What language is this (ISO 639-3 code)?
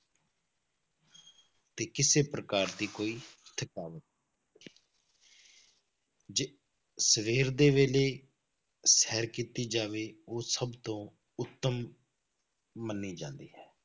pan